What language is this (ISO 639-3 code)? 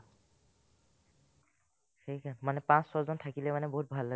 asm